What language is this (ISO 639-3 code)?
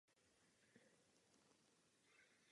ces